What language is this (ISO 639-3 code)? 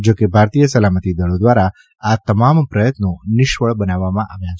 guj